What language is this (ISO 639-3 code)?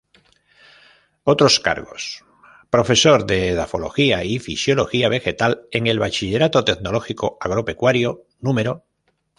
spa